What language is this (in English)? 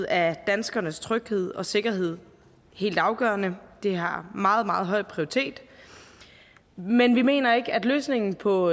Danish